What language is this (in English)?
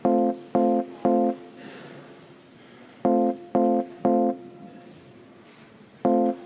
Estonian